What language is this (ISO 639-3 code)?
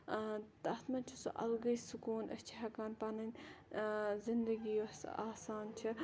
kas